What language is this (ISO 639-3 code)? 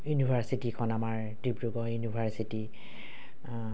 asm